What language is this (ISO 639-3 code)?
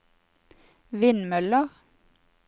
nor